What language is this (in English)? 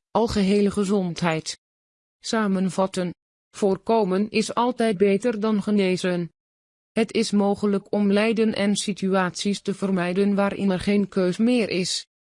Dutch